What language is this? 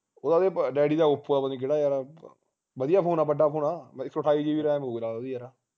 Punjabi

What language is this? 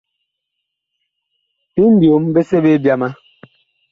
Bakoko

